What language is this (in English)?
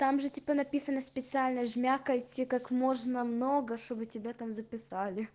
Russian